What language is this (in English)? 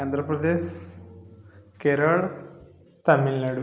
Odia